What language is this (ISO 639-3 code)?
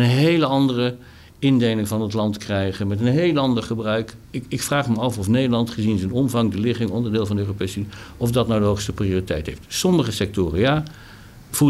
nld